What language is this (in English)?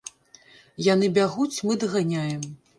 Belarusian